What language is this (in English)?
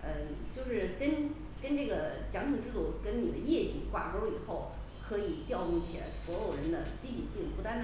Chinese